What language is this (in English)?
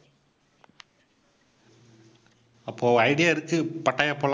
Tamil